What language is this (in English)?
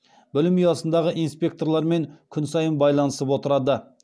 Kazakh